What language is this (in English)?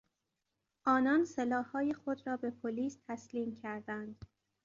Persian